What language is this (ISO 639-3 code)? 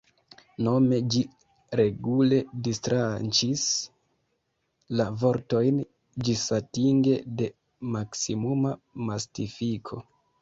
epo